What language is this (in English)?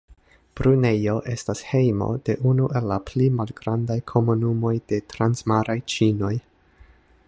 Esperanto